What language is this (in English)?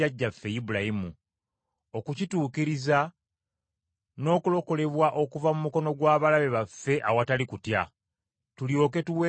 Ganda